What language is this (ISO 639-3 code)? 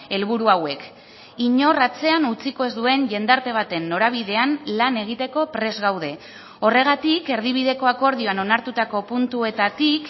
eus